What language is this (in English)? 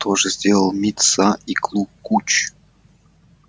Russian